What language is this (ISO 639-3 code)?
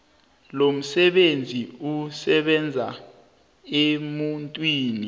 nbl